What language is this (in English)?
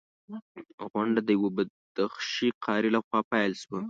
Pashto